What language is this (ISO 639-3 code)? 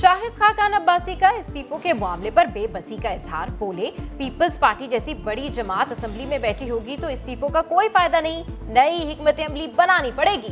urd